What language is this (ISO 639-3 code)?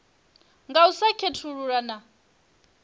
ven